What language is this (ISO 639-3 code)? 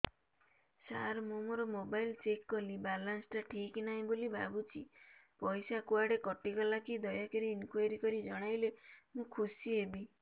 ori